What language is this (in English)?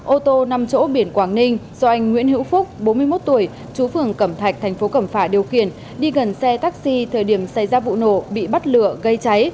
Vietnamese